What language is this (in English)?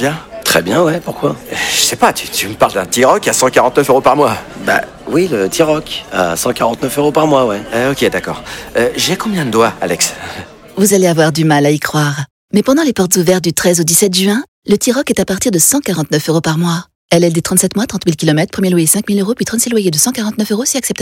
French